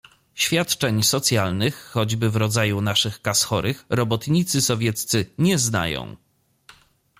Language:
Polish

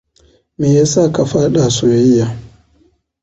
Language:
Hausa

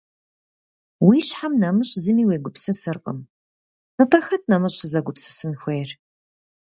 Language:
Kabardian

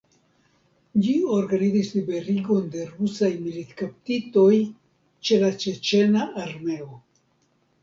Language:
Esperanto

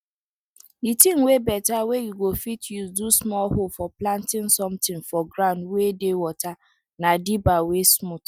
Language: Nigerian Pidgin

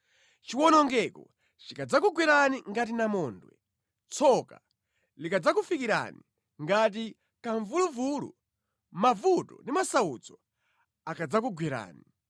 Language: Nyanja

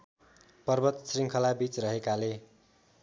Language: Nepali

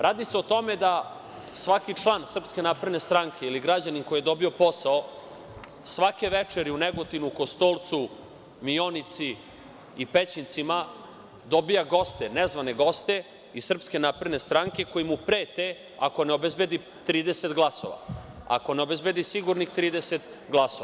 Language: Serbian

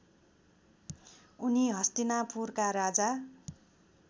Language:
Nepali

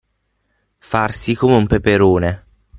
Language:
Italian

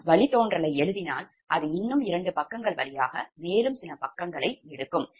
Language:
Tamil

